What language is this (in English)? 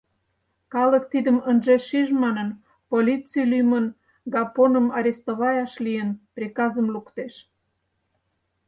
Mari